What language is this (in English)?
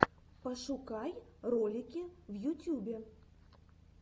Russian